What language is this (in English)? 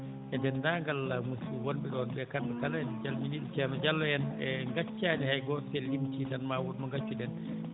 Fula